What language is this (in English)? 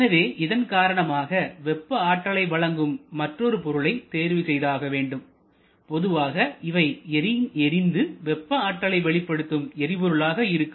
Tamil